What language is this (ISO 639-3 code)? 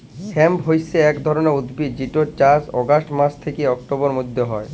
ben